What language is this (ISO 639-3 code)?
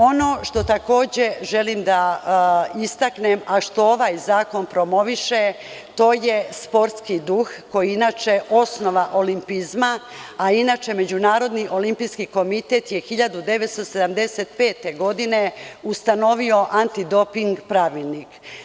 srp